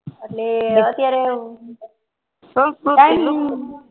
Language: Gujarati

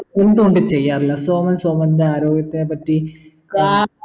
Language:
Malayalam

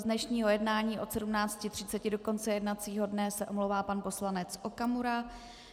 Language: Czech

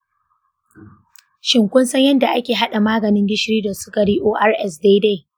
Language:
Hausa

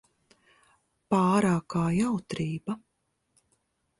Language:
Latvian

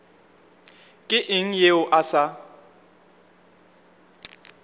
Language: Northern Sotho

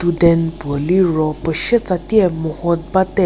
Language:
Angami Naga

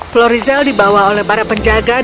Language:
Indonesian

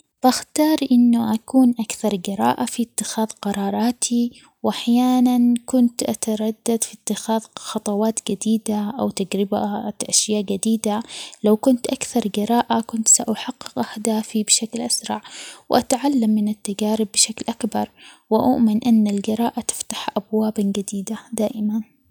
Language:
Omani Arabic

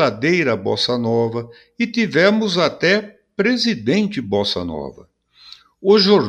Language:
Portuguese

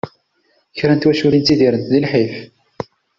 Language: Kabyle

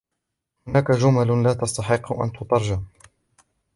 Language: Arabic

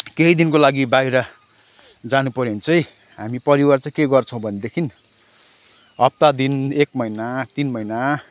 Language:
Nepali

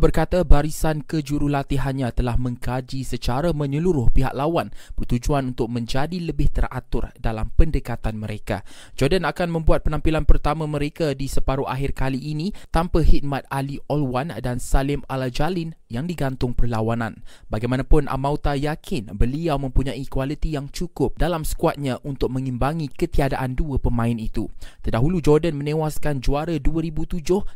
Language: Malay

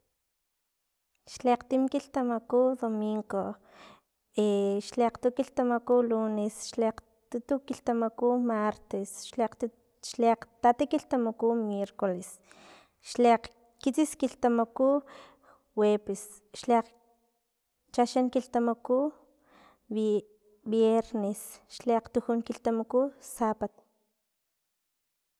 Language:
Filomena Mata-Coahuitlán Totonac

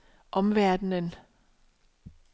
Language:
Danish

